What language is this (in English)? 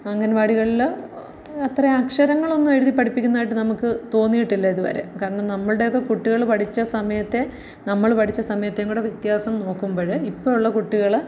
Malayalam